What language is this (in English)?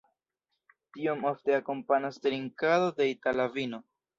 Esperanto